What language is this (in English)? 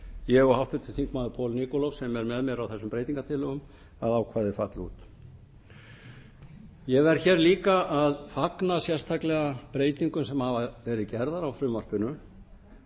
Icelandic